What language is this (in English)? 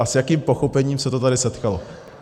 Czech